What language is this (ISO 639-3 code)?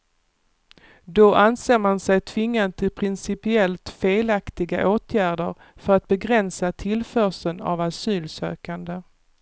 swe